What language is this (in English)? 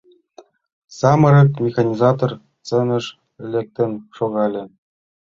Mari